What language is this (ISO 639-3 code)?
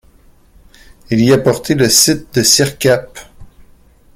fra